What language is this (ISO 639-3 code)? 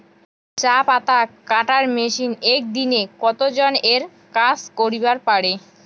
ben